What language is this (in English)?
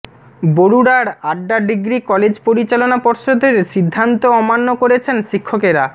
Bangla